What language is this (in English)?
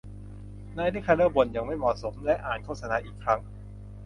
Thai